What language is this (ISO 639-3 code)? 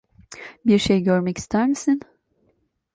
tur